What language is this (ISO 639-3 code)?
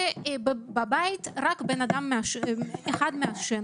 heb